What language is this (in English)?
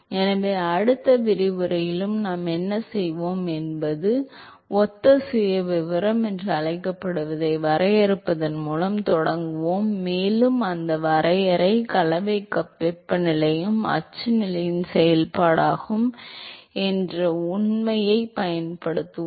Tamil